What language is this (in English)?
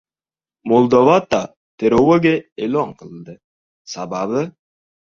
Uzbek